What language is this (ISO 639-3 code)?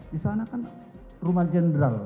ind